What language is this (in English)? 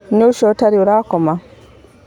Kikuyu